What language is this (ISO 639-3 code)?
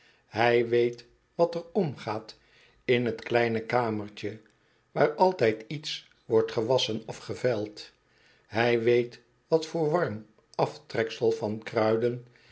nld